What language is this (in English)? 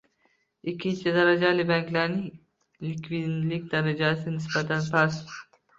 Uzbek